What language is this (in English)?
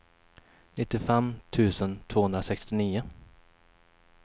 Swedish